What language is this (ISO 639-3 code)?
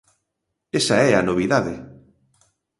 glg